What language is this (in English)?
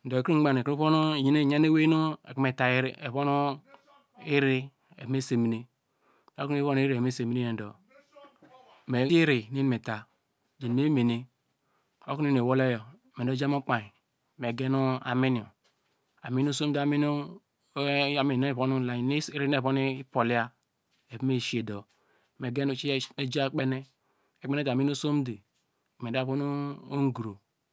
Degema